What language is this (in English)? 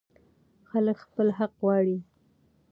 Pashto